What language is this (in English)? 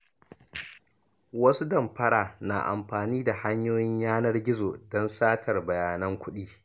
Hausa